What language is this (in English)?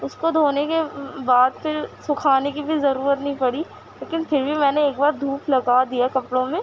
Urdu